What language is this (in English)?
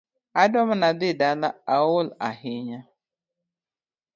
Luo (Kenya and Tanzania)